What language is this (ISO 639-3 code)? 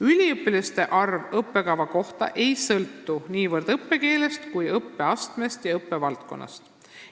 est